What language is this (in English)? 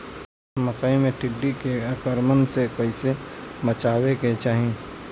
Bhojpuri